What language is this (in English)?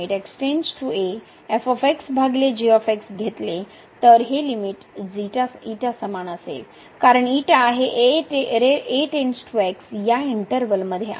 Marathi